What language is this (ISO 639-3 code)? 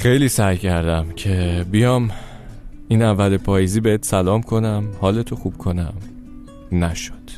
fas